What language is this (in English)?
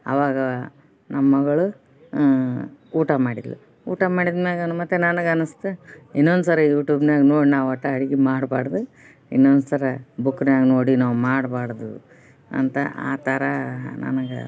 Kannada